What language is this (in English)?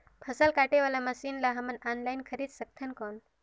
Chhattisgarhi